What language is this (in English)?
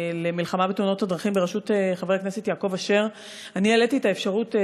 Hebrew